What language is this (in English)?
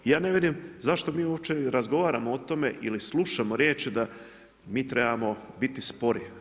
Croatian